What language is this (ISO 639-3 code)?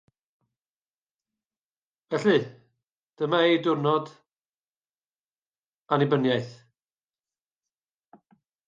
cym